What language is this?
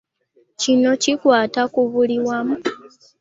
Ganda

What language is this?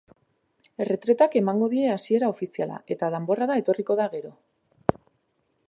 Basque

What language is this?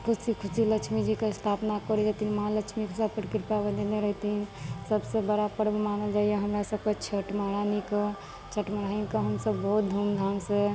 Maithili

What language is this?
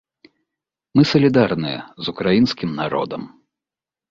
Belarusian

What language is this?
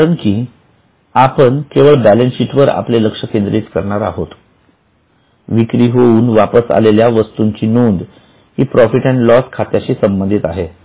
Marathi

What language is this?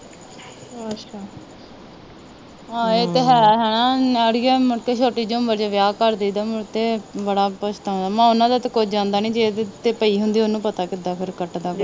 Punjabi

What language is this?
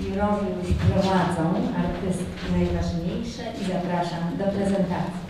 Polish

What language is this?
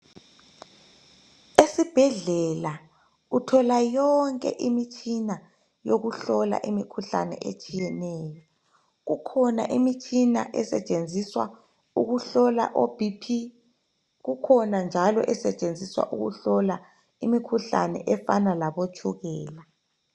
North Ndebele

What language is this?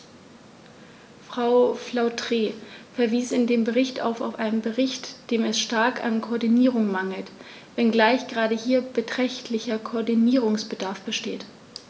German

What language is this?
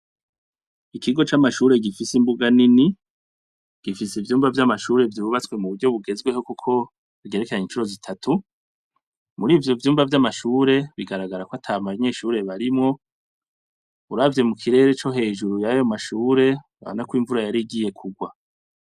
Rundi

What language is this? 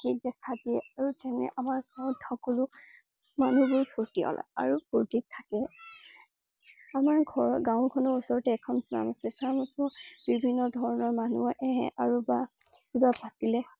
Assamese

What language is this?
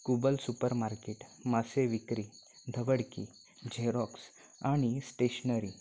Marathi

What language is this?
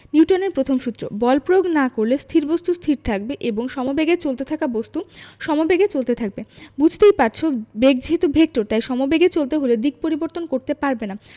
Bangla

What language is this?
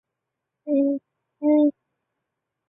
Chinese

